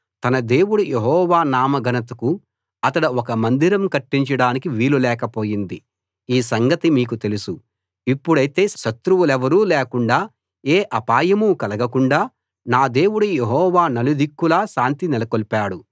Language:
Telugu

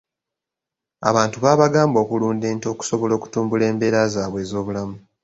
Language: Ganda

